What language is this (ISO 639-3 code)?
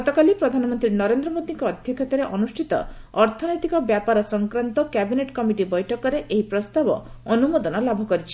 ori